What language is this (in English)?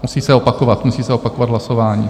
Czech